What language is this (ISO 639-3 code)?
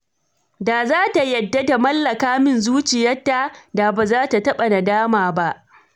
hau